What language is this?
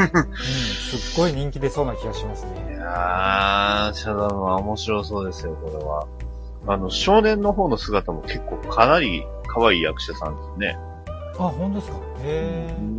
Japanese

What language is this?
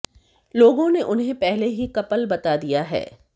Hindi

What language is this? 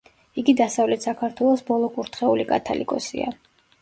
Georgian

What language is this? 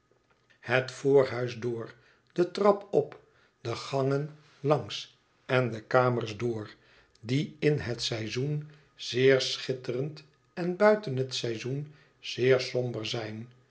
Dutch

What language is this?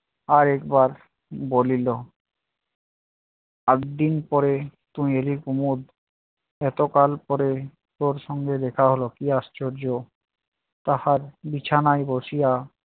Bangla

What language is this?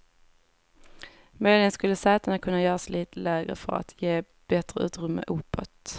Swedish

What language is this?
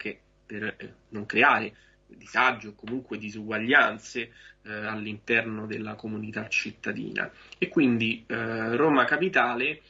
Italian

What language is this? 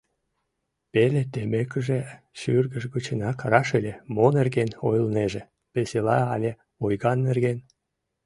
Mari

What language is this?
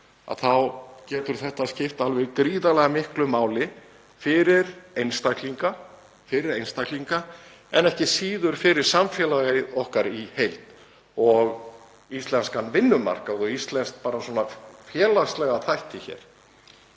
Icelandic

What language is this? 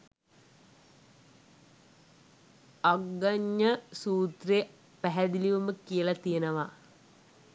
Sinhala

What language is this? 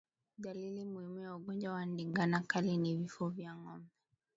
Swahili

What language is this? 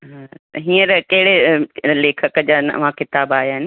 Sindhi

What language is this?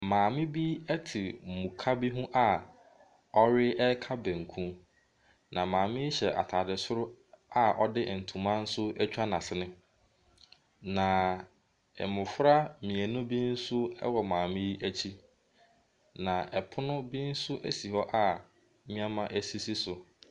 Akan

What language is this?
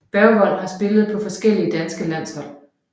Danish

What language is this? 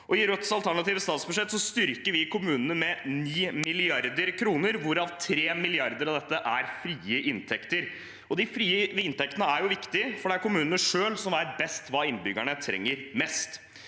Norwegian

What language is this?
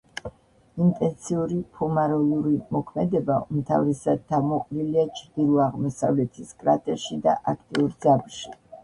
Georgian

